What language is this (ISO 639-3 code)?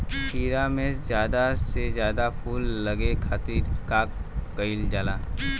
bho